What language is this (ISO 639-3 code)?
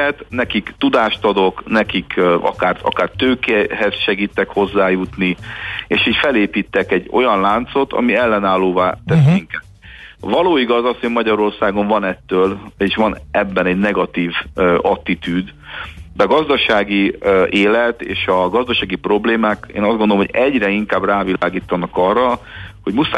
hun